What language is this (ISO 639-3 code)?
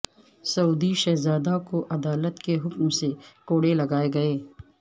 urd